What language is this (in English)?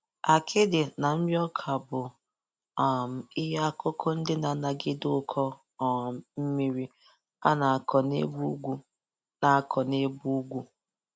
Igbo